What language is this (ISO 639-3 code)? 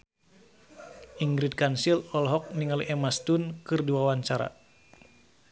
sun